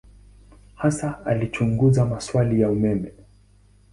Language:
Swahili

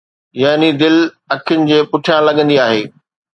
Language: Sindhi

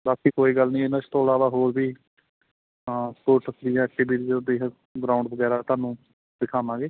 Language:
Punjabi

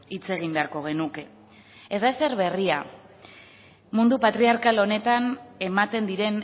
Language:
Basque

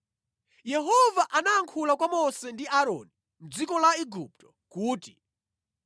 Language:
Nyanja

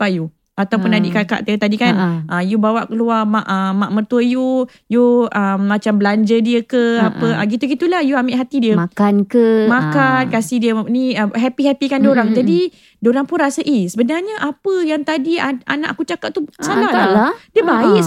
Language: Malay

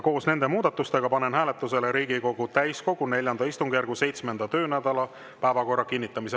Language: Estonian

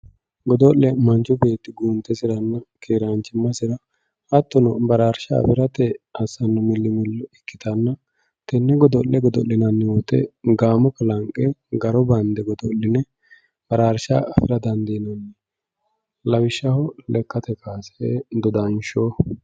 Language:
Sidamo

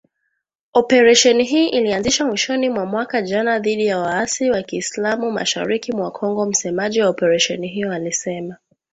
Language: Swahili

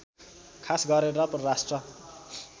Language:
Nepali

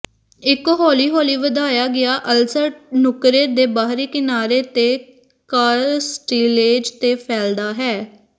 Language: Punjabi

